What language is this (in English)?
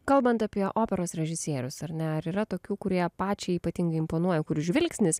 Lithuanian